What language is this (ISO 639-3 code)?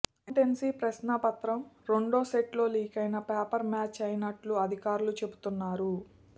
tel